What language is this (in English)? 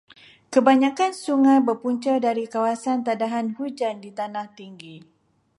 Malay